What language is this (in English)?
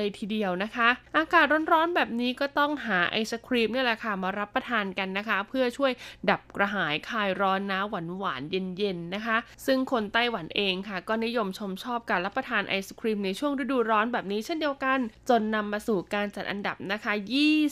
Thai